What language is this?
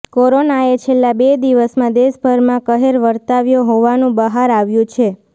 Gujarati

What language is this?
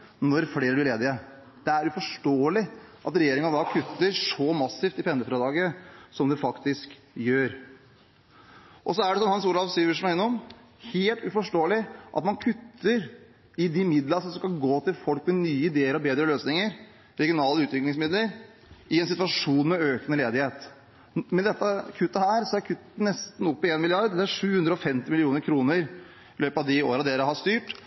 Norwegian Bokmål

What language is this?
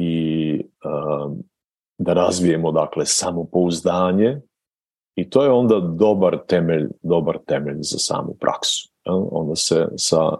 Croatian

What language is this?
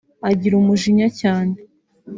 Kinyarwanda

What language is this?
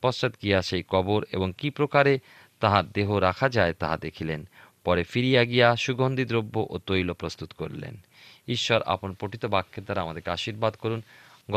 Bangla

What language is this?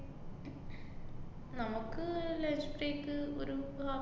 Malayalam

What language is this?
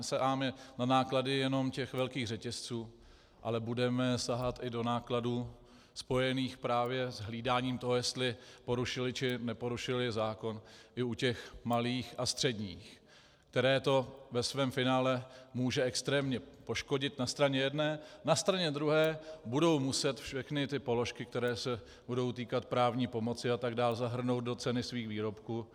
Czech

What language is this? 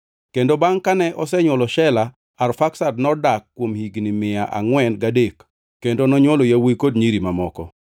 Luo (Kenya and Tanzania)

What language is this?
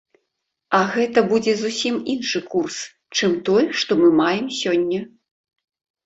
Belarusian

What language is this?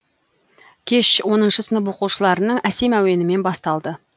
Kazakh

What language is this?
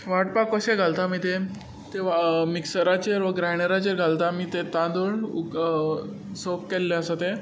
Konkani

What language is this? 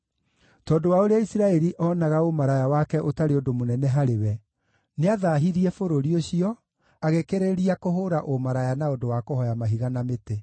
Kikuyu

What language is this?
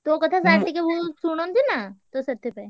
Odia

